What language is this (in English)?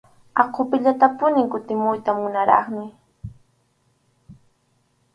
Arequipa-La Unión Quechua